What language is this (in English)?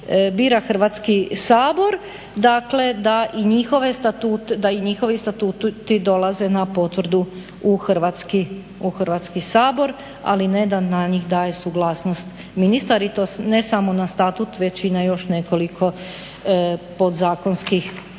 Croatian